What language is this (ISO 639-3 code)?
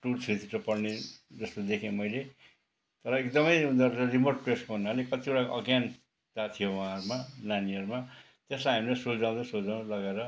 nep